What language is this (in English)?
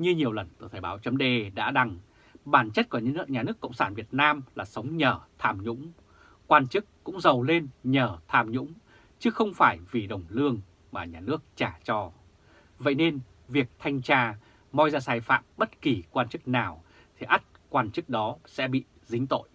Vietnamese